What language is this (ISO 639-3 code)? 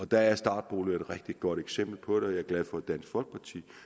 dan